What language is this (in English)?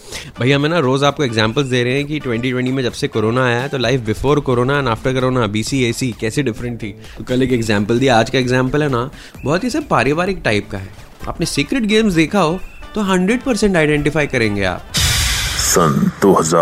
Hindi